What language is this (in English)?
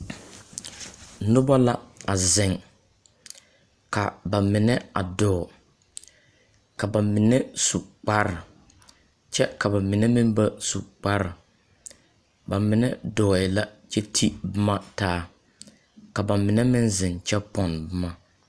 Southern Dagaare